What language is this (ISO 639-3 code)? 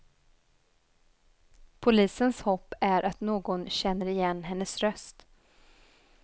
swe